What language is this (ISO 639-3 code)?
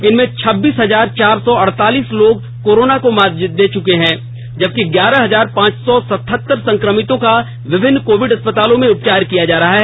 hin